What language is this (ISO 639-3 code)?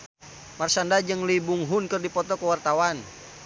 sun